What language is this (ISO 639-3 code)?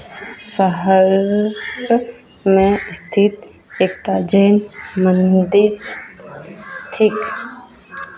mai